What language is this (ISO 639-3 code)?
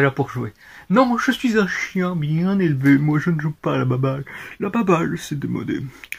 fra